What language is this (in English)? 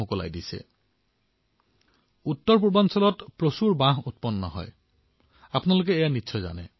Assamese